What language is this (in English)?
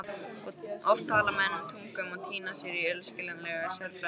Icelandic